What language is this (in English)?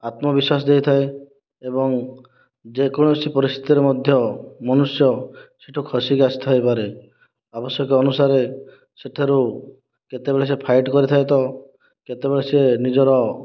Odia